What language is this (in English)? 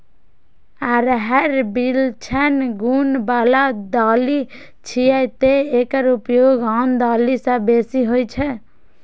Maithili